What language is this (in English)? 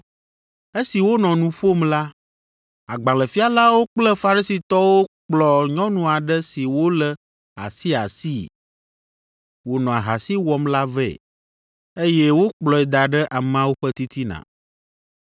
Ewe